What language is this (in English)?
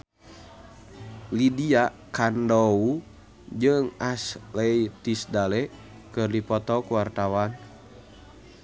Sundanese